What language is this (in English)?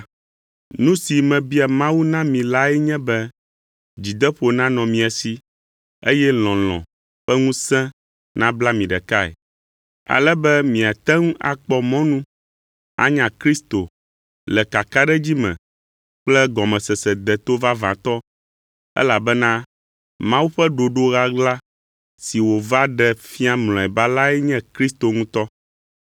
Ewe